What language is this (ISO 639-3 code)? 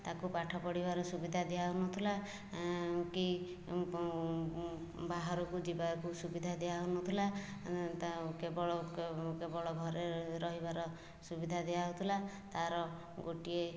ori